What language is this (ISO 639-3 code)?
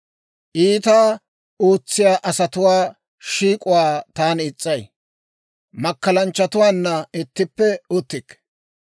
dwr